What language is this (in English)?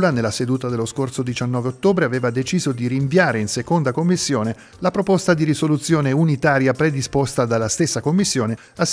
Italian